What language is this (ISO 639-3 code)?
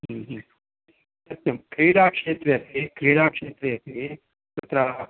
san